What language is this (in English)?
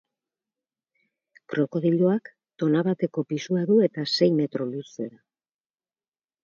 Basque